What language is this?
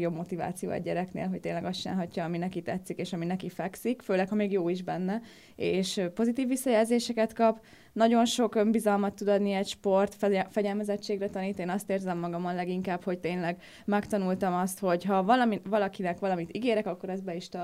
Hungarian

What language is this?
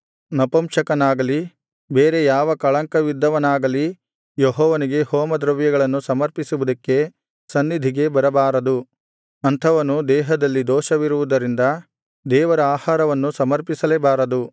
Kannada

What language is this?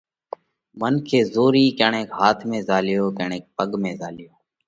Parkari Koli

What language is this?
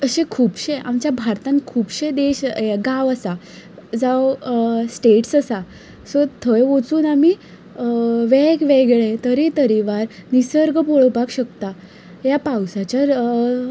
Konkani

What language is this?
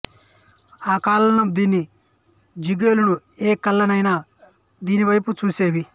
Telugu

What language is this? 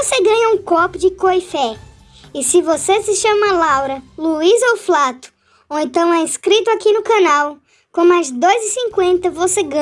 Portuguese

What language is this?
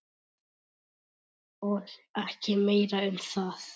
Icelandic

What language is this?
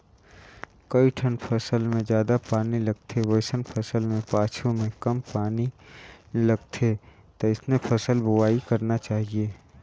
Chhattisgarhi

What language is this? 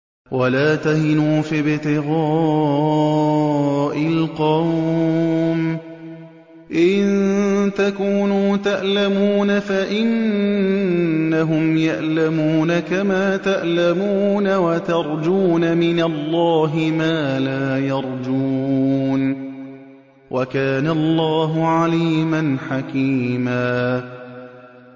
Arabic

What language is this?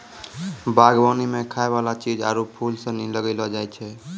Maithili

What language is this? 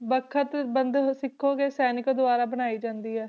Punjabi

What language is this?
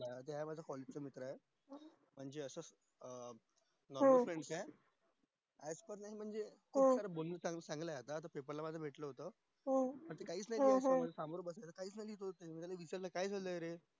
Marathi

